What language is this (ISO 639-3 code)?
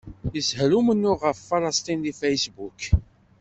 kab